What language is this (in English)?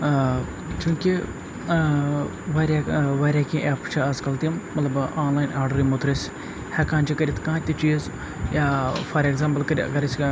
Kashmiri